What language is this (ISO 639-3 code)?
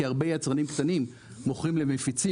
heb